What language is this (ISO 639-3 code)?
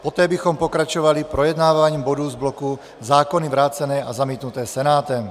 ces